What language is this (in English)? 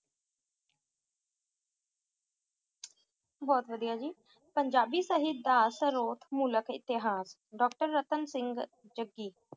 Punjabi